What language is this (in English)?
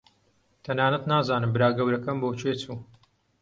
Central Kurdish